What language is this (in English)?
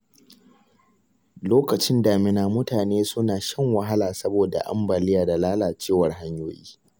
Hausa